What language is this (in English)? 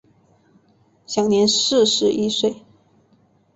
Chinese